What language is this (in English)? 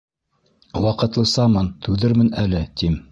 Bashkir